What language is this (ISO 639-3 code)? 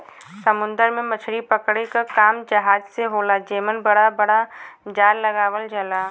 bho